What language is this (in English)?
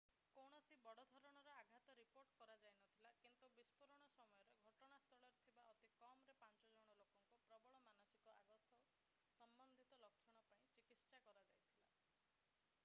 Odia